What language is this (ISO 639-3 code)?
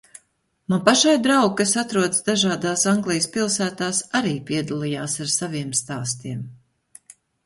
lav